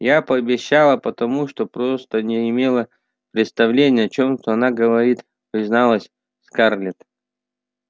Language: Russian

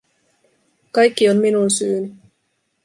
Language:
Finnish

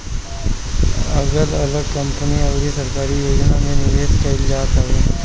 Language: Bhojpuri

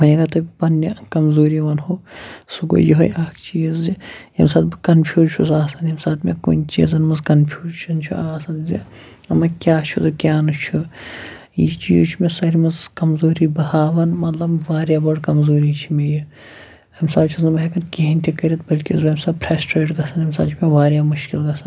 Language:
Kashmiri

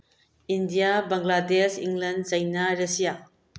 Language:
Manipuri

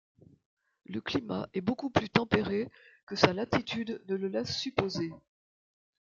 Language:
French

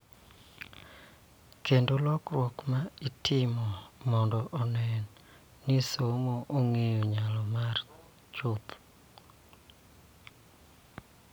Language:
Luo (Kenya and Tanzania)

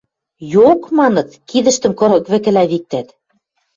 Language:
Western Mari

